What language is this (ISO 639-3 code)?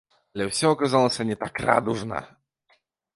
bel